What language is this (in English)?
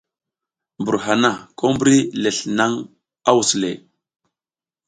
South Giziga